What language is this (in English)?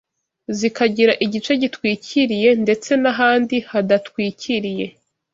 Kinyarwanda